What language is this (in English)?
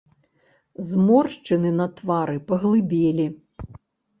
Belarusian